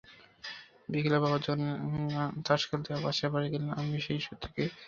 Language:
Bangla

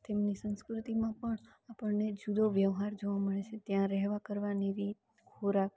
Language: Gujarati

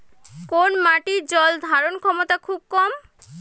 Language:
Bangla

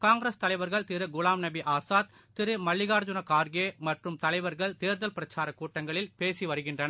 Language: Tamil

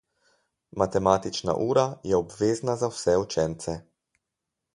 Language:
Slovenian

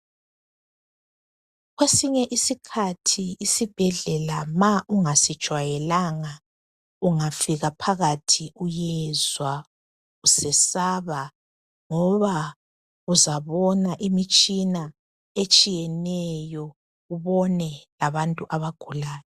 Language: North Ndebele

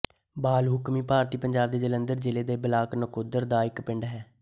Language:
Punjabi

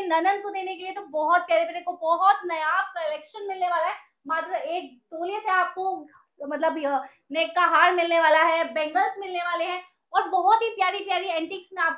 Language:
Hindi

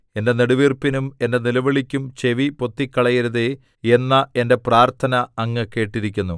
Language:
Malayalam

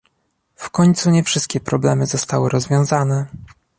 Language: Polish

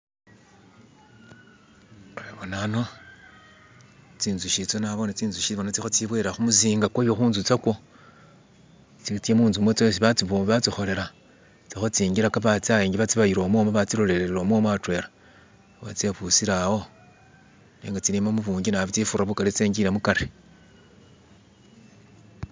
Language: Masaaba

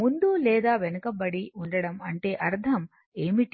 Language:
Telugu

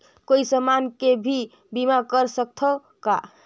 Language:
Chhattisgarhi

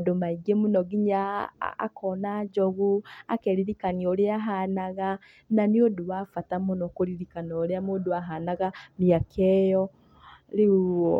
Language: Kikuyu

